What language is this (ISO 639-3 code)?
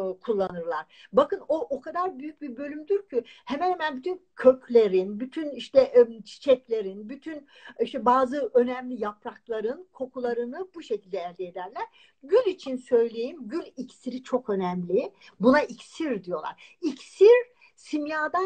tur